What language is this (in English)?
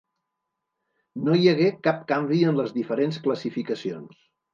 Catalan